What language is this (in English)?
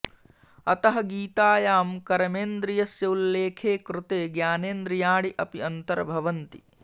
Sanskrit